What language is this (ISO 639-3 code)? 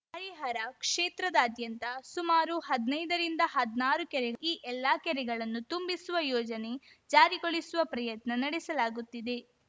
kan